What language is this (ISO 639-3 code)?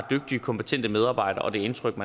dan